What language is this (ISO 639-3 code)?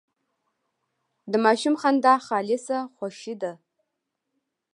pus